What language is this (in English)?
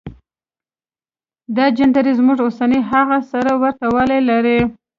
Pashto